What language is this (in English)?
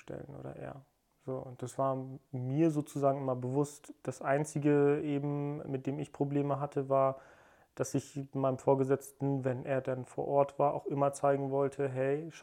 German